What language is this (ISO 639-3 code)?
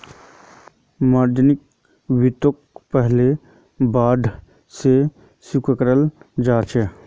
mag